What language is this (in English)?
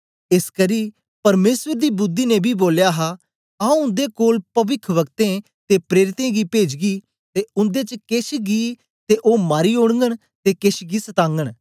Dogri